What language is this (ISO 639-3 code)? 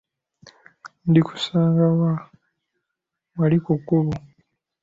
lug